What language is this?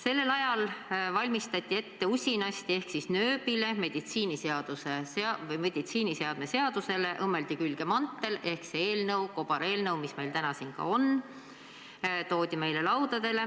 Estonian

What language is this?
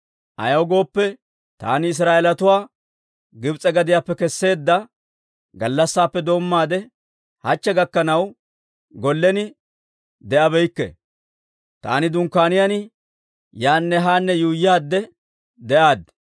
Dawro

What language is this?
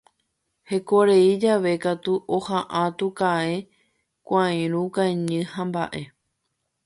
Guarani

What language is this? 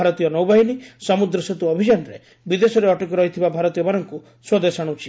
Odia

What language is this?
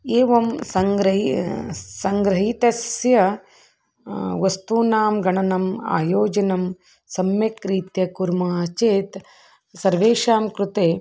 Sanskrit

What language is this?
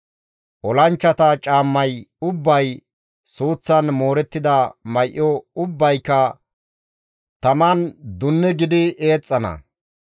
Gamo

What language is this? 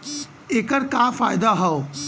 Bhojpuri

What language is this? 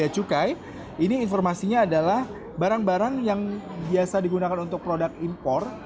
Indonesian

